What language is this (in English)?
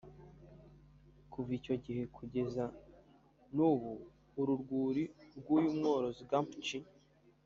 Kinyarwanda